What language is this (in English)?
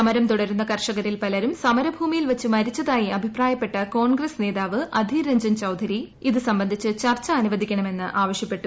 Malayalam